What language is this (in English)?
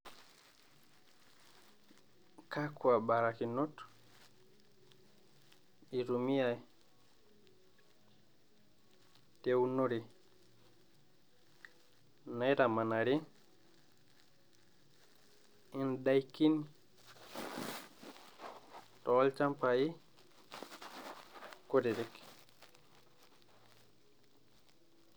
Masai